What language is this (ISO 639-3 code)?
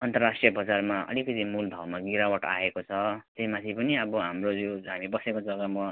nep